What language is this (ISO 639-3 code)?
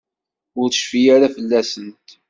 kab